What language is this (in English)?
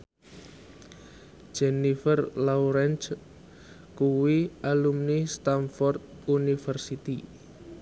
Javanese